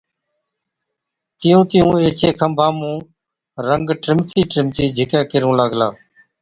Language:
Od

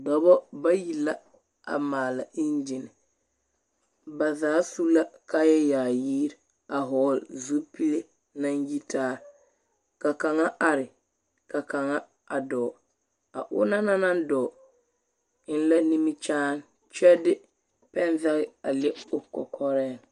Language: Southern Dagaare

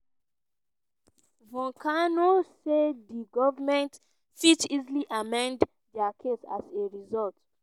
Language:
Nigerian Pidgin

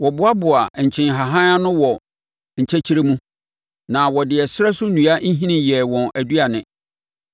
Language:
Akan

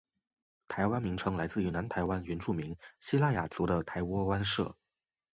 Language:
Chinese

